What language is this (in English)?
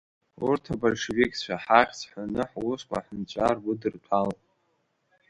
Abkhazian